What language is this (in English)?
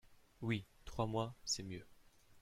French